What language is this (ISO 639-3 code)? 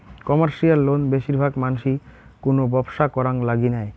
ben